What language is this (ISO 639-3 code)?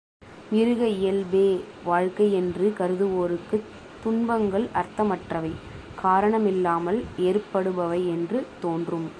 tam